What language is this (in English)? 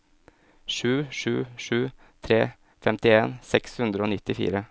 Norwegian